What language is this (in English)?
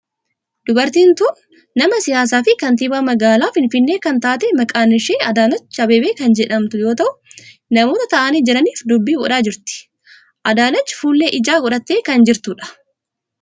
Oromo